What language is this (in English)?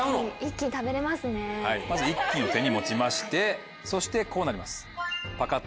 Japanese